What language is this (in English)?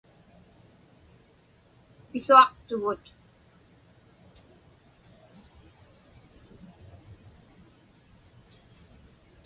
Inupiaq